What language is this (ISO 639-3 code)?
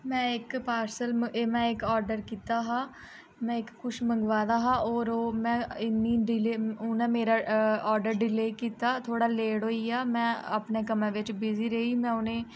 doi